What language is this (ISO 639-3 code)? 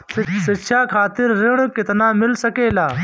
bho